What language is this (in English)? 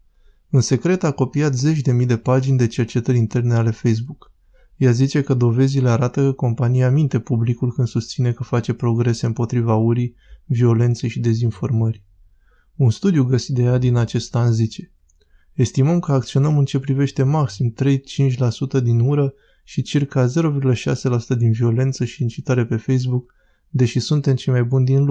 Romanian